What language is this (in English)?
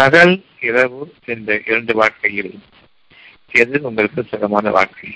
Tamil